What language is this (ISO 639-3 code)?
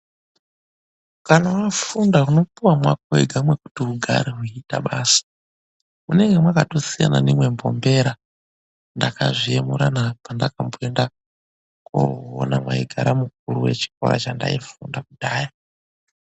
ndc